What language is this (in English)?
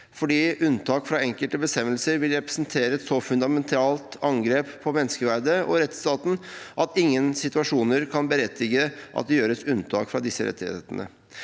Norwegian